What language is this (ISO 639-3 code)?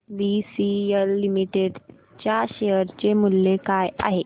mar